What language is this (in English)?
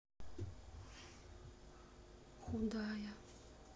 Russian